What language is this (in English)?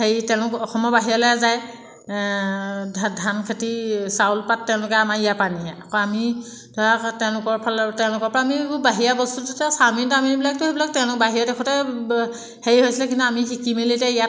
Assamese